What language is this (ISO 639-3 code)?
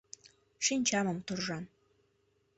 chm